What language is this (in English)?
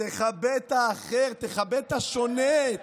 Hebrew